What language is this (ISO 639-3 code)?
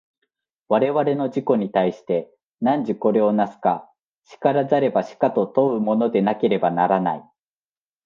jpn